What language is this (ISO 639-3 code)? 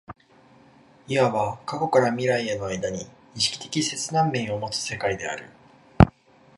jpn